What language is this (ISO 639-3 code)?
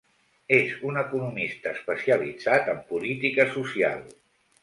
cat